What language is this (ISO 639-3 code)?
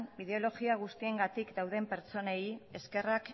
eus